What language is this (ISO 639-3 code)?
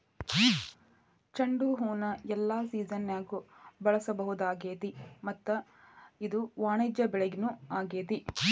kan